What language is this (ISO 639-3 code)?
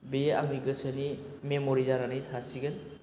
brx